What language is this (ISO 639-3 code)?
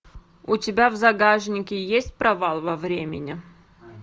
rus